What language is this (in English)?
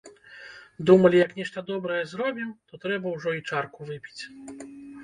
Belarusian